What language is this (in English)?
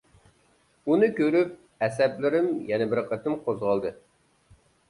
Uyghur